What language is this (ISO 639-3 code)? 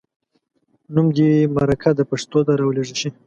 pus